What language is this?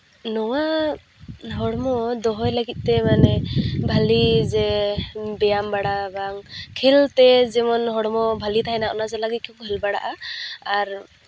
Santali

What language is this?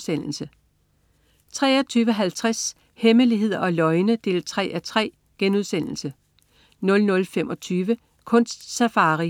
Danish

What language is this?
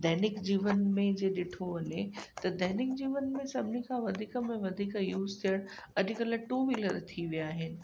Sindhi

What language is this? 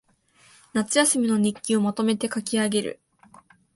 Japanese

